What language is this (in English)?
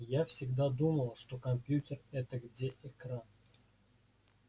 Russian